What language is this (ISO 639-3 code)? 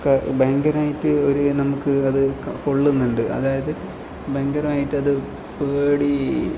mal